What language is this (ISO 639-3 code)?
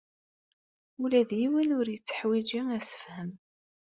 kab